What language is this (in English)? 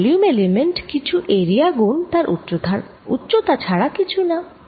Bangla